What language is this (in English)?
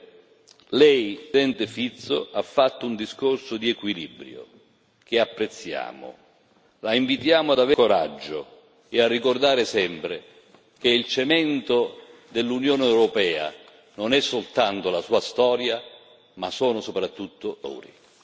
Italian